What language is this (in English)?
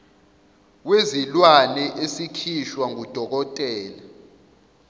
Zulu